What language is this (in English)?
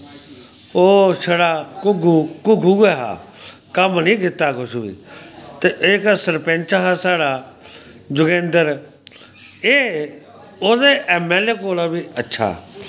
Dogri